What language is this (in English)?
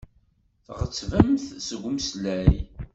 Kabyle